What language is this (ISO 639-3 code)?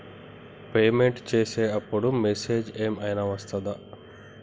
tel